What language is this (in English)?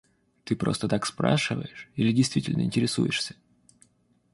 Russian